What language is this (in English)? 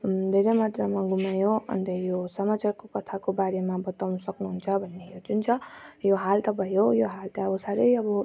Nepali